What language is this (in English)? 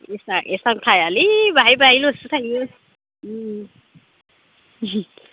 Bodo